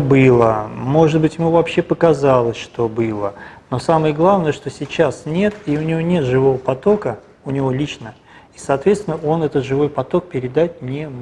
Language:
Russian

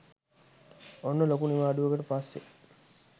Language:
Sinhala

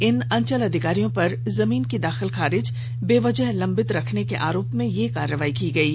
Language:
Hindi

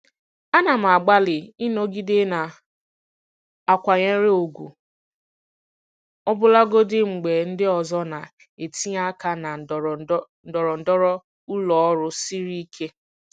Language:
Igbo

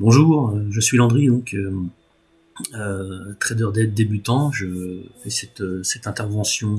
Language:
French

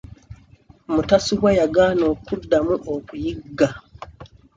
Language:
Ganda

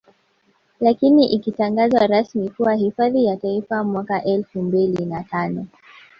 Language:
Swahili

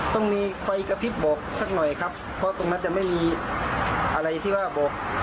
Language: Thai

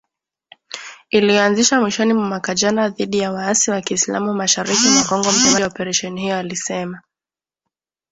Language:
Swahili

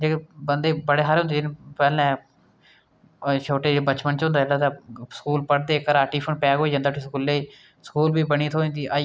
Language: Dogri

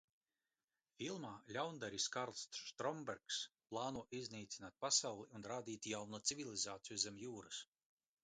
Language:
Latvian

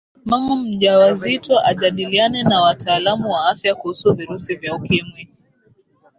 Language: Swahili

